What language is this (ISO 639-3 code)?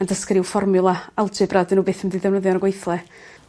cym